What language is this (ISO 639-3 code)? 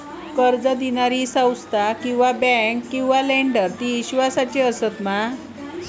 mar